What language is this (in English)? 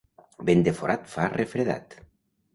Catalan